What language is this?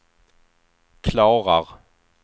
Swedish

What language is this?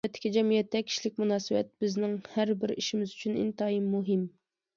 Uyghur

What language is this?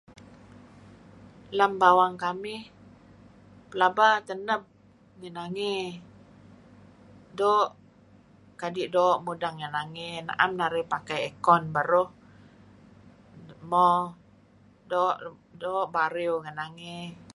Kelabit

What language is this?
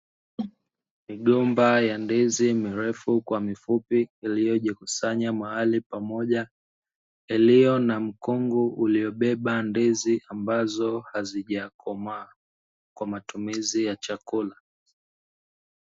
Swahili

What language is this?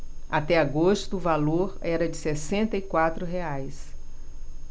Portuguese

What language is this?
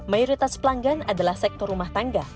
Indonesian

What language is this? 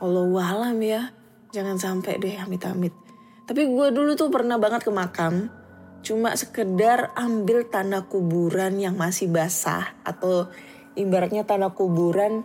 Indonesian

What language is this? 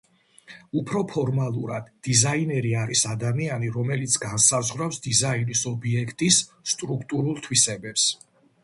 Georgian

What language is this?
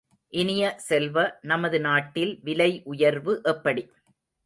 Tamil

